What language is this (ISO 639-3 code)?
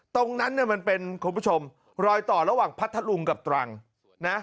tha